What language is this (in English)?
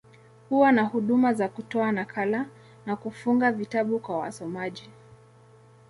Swahili